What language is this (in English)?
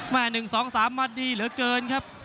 Thai